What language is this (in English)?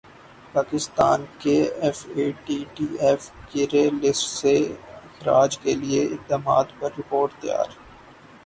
Urdu